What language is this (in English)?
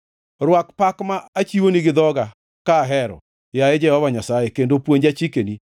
Luo (Kenya and Tanzania)